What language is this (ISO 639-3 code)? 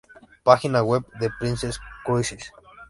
spa